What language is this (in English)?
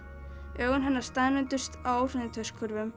Icelandic